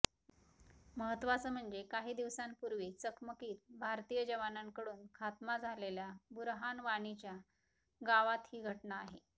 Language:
Marathi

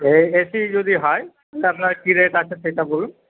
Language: Bangla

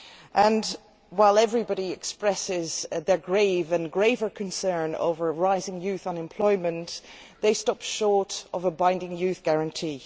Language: English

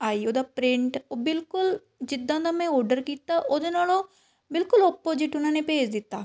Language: Punjabi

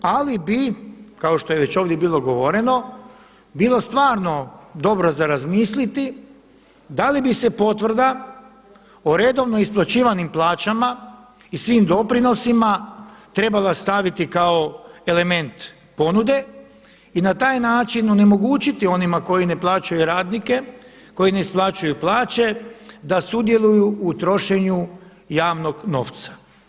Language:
Croatian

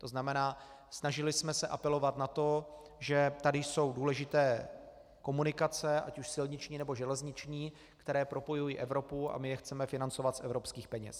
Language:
Czech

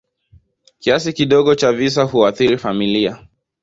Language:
Swahili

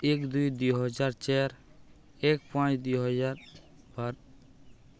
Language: Odia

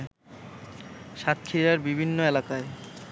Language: Bangla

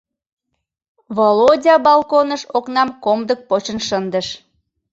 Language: Mari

